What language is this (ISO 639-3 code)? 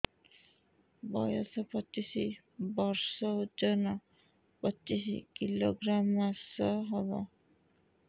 ori